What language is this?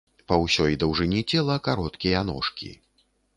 Belarusian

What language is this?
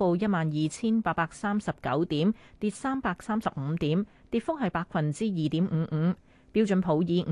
Chinese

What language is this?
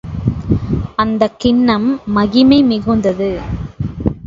Tamil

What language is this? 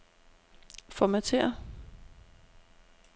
Danish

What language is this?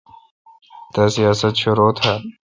Kalkoti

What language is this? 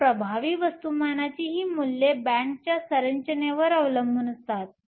Marathi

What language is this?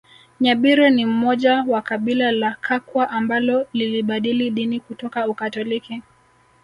Swahili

